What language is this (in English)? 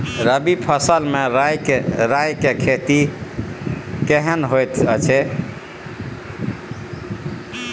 Maithili